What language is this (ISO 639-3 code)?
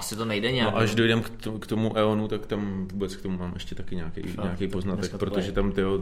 ces